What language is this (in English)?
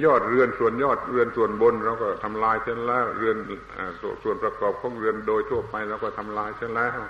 Thai